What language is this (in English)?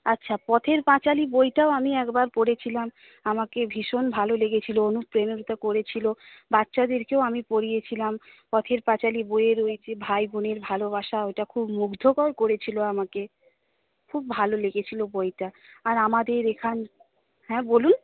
Bangla